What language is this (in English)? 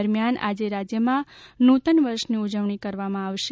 Gujarati